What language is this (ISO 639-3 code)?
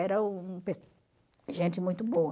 por